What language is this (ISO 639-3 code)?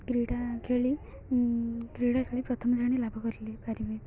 ori